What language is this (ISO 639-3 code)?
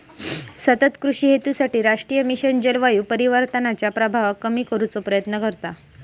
mar